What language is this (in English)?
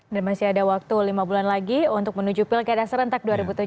Indonesian